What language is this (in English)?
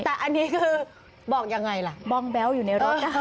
Thai